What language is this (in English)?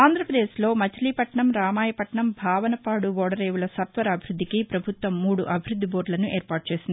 Telugu